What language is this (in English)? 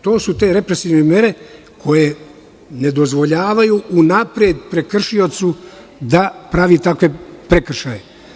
Serbian